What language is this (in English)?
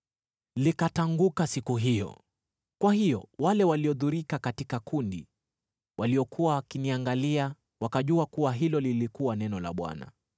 Swahili